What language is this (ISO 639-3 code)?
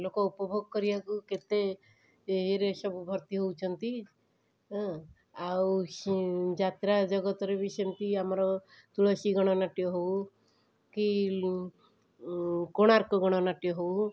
ori